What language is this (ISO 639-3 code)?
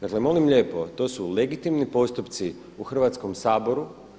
hrv